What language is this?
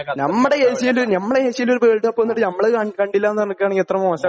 Malayalam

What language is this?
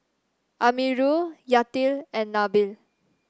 English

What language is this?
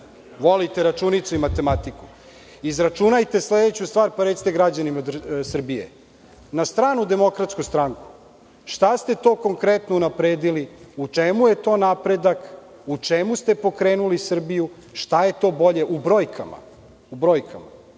Serbian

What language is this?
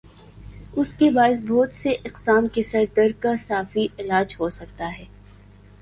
Urdu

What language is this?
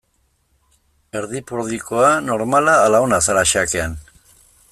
Basque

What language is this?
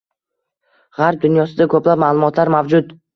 Uzbek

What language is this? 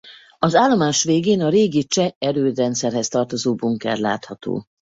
Hungarian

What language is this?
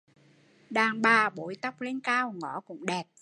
Vietnamese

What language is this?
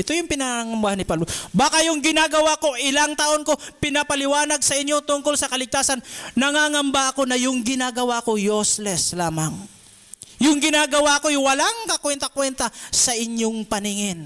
Filipino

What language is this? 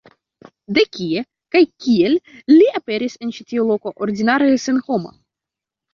Esperanto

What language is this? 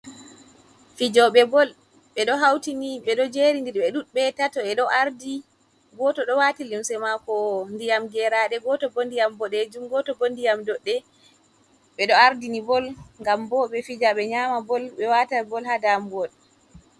Fula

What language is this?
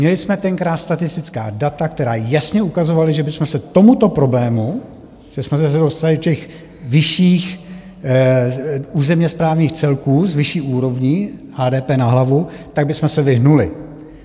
Czech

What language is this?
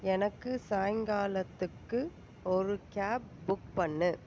Tamil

